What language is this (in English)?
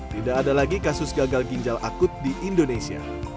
Indonesian